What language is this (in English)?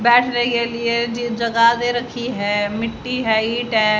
Hindi